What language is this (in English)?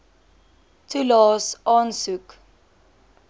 Afrikaans